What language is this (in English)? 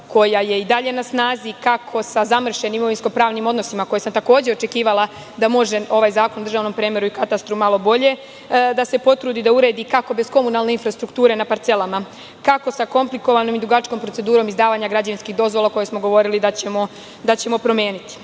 Serbian